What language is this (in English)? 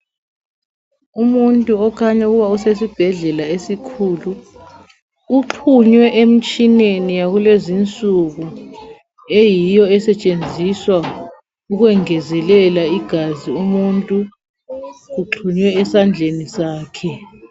North Ndebele